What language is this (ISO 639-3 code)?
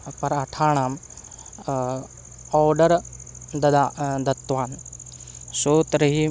san